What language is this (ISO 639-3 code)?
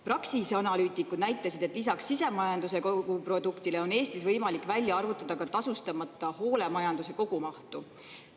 est